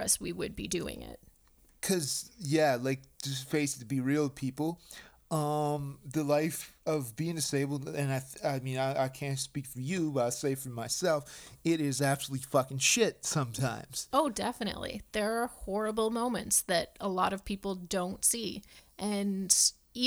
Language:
English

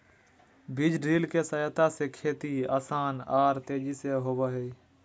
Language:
Magahi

